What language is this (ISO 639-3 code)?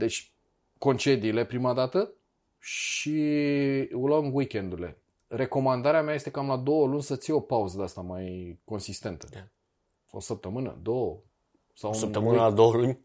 ron